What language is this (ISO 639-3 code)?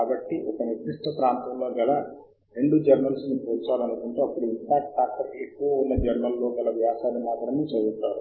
tel